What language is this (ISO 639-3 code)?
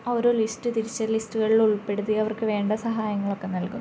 mal